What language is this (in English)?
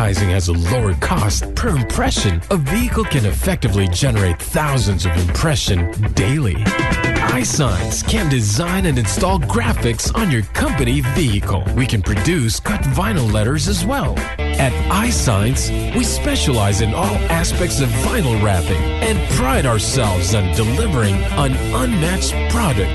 Filipino